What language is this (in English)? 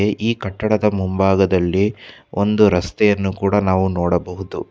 Kannada